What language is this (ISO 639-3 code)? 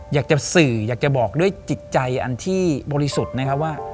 tha